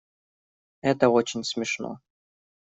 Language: Russian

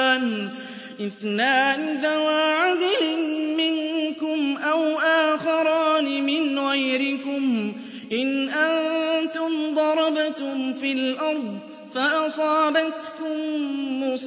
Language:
Arabic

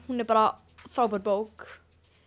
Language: Icelandic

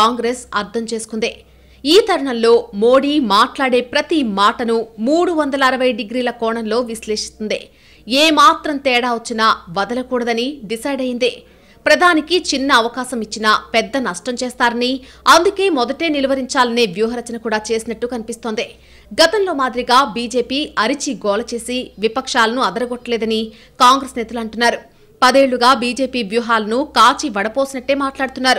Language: Telugu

